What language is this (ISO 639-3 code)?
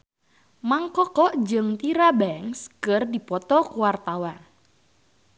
sun